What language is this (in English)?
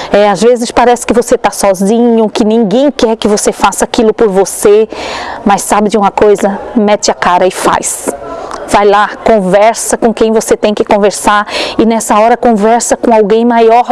Portuguese